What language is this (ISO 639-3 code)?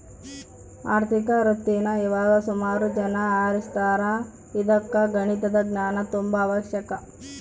kan